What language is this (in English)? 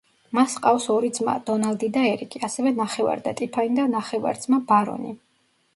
Georgian